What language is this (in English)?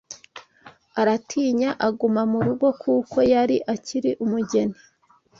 Kinyarwanda